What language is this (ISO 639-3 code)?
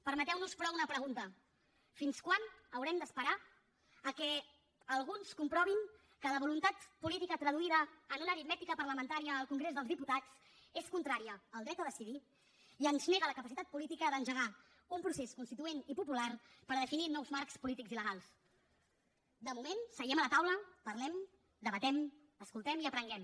cat